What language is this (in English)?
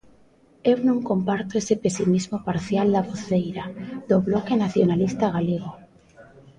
Galician